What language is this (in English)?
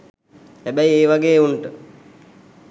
Sinhala